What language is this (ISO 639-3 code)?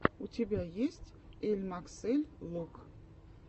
rus